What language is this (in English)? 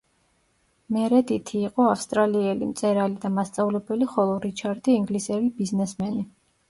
Georgian